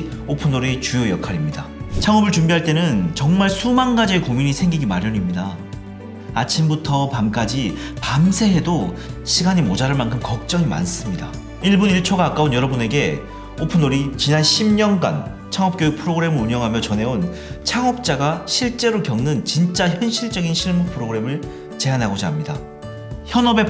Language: Korean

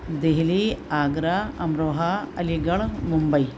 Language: Urdu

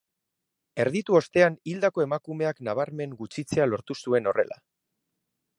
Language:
Basque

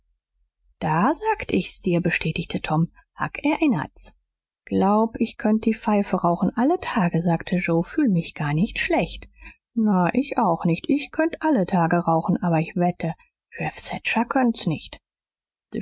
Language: German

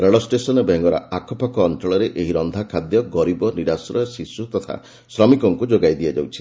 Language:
Odia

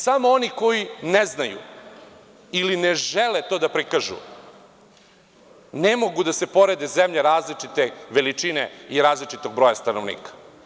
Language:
Serbian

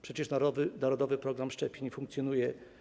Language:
Polish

